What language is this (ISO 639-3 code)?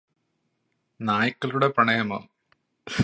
mal